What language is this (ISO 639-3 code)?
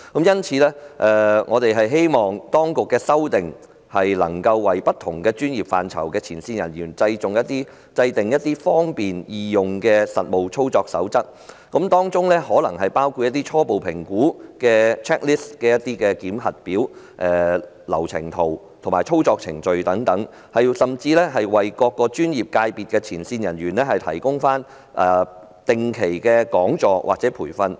yue